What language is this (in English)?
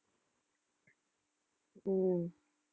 Tamil